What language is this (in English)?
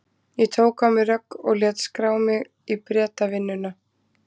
Icelandic